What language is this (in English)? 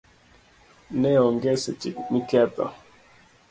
Luo (Kenya and Tanzania)